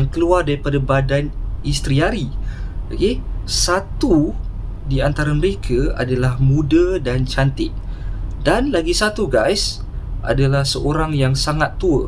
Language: Malay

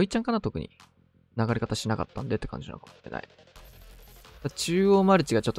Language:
Japanese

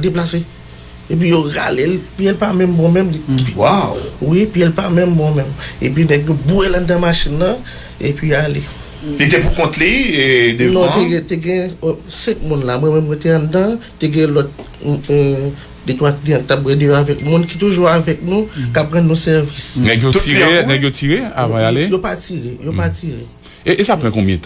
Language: French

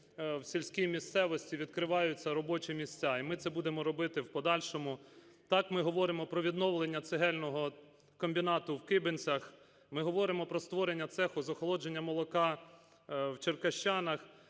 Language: Ukrainian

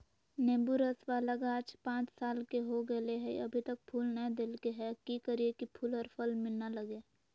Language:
Magahi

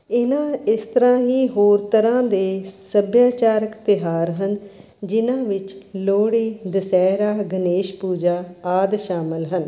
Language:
Punjabi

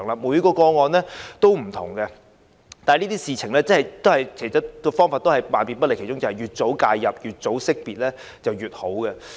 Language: Cantonese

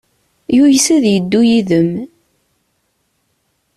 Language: Kabyle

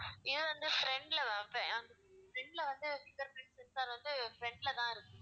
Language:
Tamil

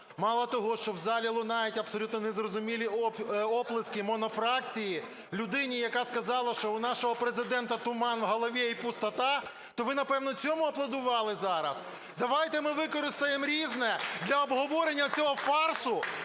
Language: Ukrainian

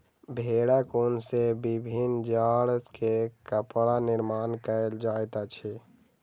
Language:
Maithili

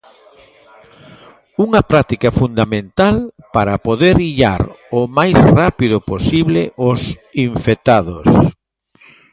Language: Galician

